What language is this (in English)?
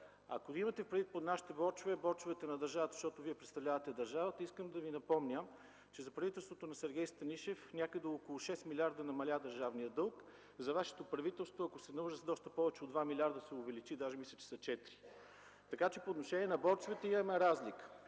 Bulgarian